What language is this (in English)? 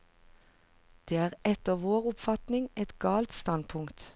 Norwegian